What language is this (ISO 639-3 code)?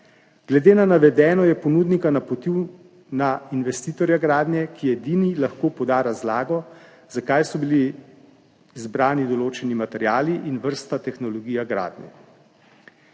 slv